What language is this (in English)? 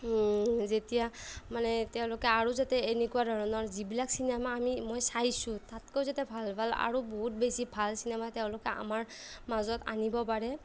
Assamese